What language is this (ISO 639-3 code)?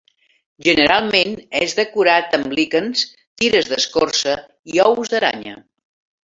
cat